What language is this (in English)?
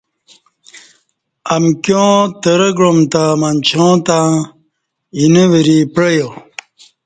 Kati